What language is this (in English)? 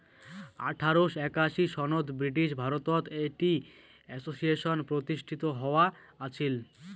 Bangla